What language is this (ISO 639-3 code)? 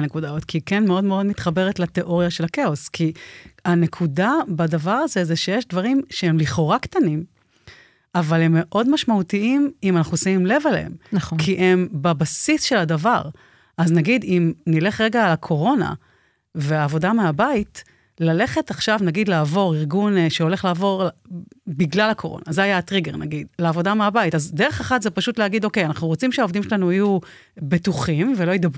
heb